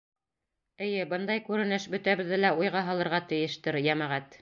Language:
Bashkir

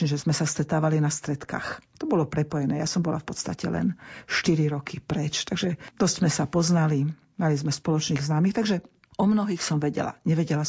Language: Slovak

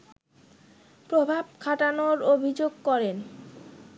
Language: Bangla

